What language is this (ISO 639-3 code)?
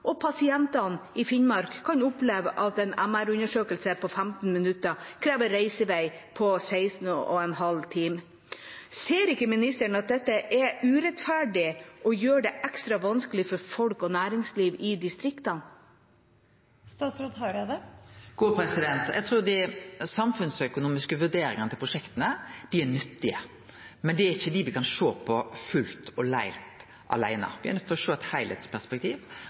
nor